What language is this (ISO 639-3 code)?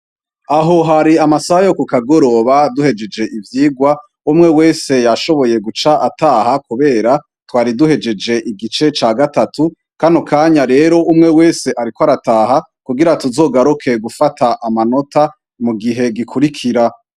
run